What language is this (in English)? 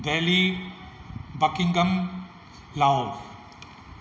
Sindhi